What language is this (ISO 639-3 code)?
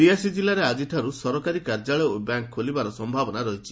ori